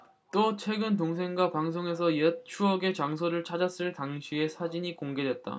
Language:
Korean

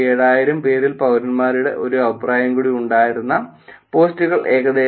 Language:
Malayalam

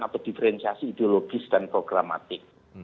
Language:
Indonesian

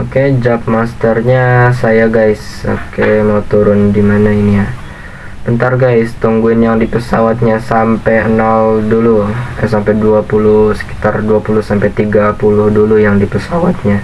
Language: Indonesian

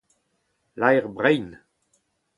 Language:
Breton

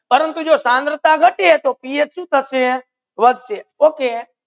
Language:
Gujarati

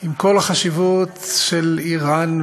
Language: Hebrew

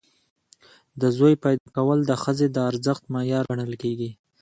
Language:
Pashto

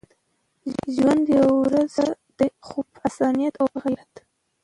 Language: Pashto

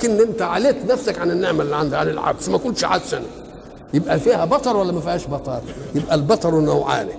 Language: Arabic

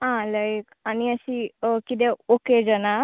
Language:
Konkani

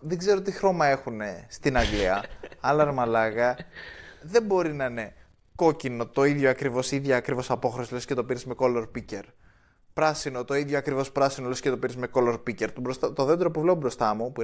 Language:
Greek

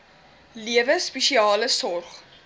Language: Afrikaans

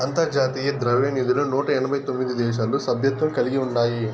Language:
Telugu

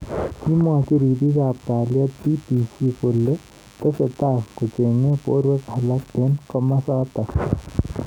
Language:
Kalenjin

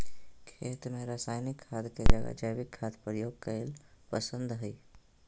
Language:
Magahi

